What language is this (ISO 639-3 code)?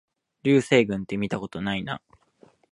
jpn